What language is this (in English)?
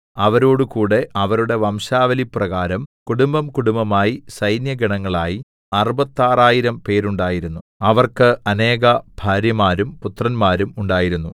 Malayalam